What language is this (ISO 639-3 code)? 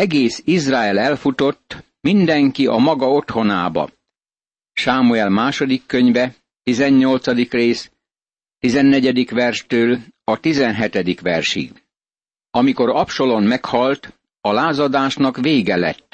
hun